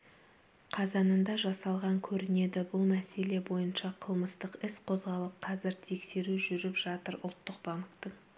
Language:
Kazakh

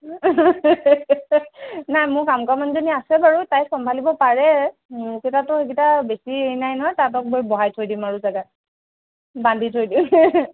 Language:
Assamese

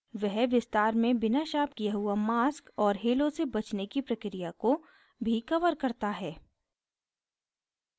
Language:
Hindi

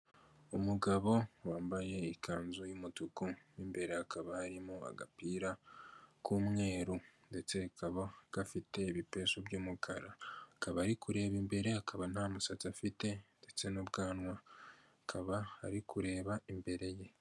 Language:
Kinyarwanda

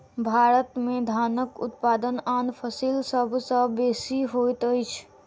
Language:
Maithili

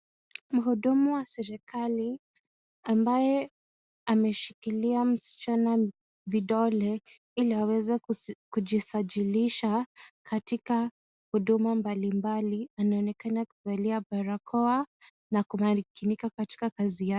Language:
Swahili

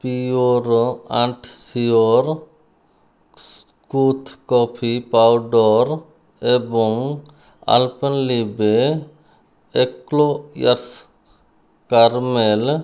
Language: Odia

